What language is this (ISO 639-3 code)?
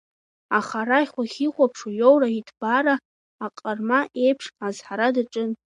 abk